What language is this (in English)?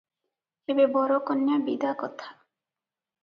Odia